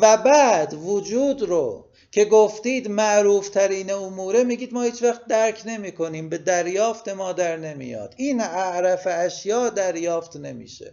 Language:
Persian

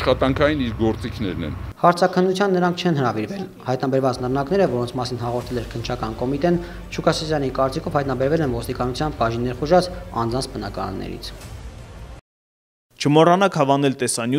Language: Turkish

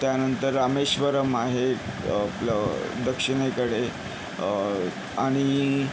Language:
Marathi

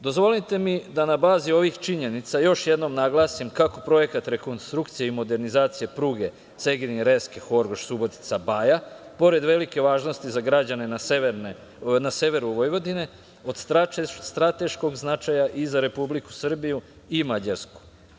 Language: Serbian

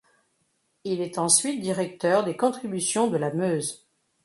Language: French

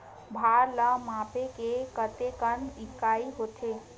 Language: Chhattisgarhi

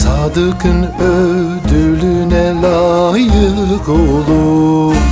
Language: Turkish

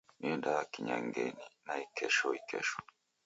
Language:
Taita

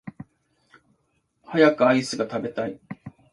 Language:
Japanese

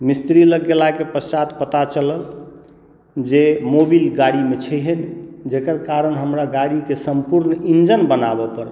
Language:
Maithili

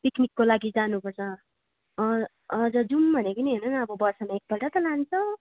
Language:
Nepali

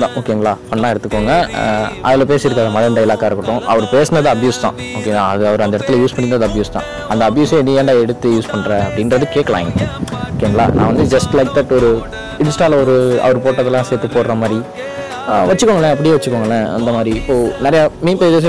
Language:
Tamil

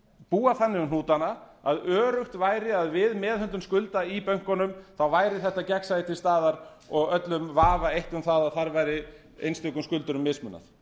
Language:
Icelandic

